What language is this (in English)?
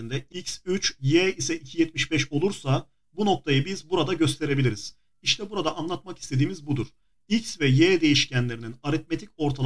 Turkish